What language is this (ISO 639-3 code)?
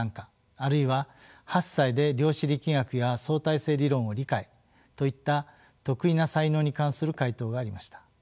jpn